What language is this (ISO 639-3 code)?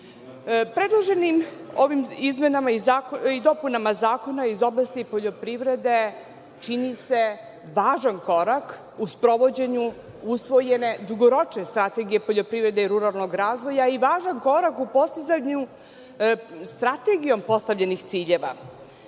srp